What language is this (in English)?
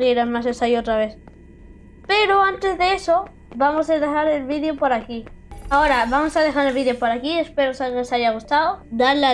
Spanish